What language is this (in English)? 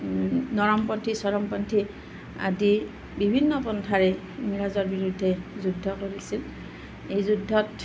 Assamese